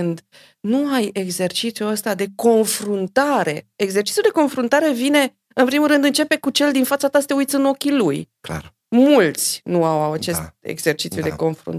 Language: Romanian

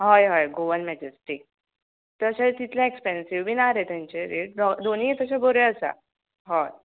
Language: Konkani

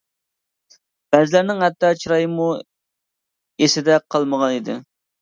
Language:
Uyghur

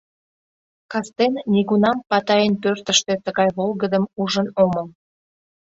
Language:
Mari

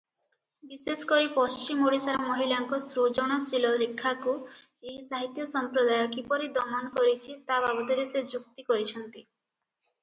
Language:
Odia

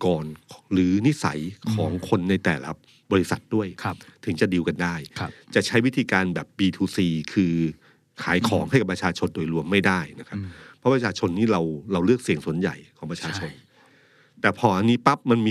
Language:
Thai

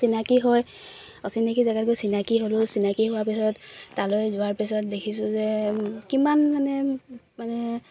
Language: Assamese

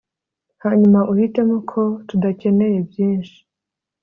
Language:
Kinyarwanda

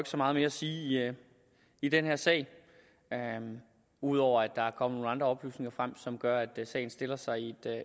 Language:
Danish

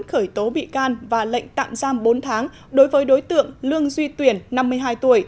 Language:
Vietnamese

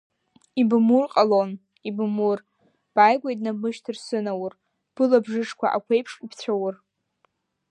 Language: Abkhazian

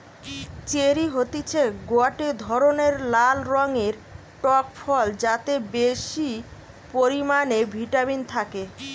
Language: Bangla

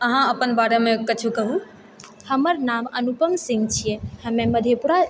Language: Maithili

